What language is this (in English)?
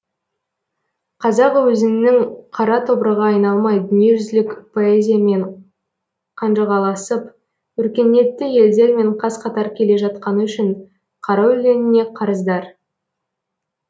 Kazakh